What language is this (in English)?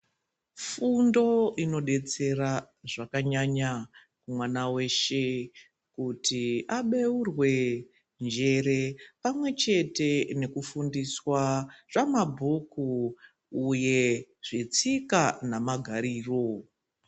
Ndau